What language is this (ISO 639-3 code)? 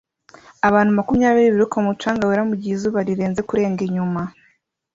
kin